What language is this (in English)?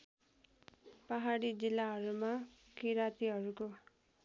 Nepali